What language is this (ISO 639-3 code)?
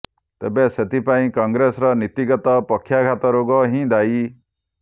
ori